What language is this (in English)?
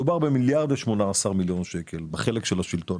Hebrew